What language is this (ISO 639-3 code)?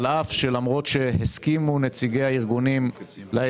heb